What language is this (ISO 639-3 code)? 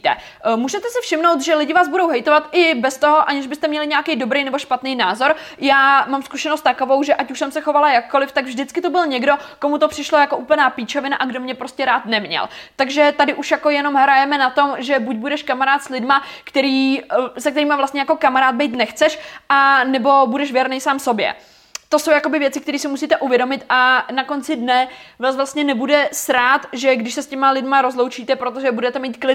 ces